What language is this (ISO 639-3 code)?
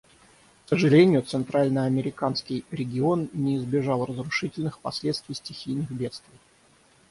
rus